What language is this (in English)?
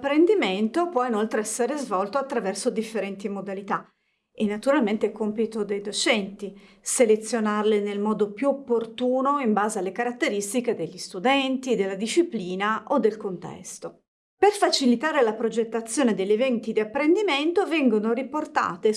Italian